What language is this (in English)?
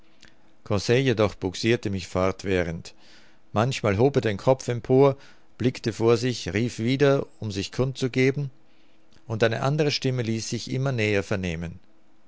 German